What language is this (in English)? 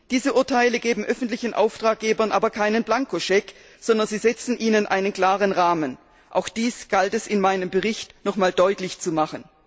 German